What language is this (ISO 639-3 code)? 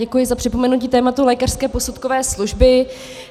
ces